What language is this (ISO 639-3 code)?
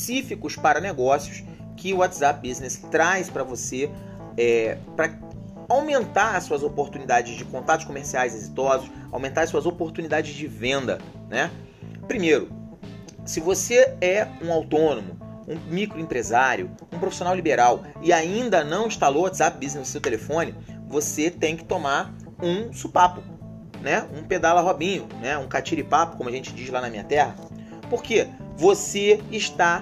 por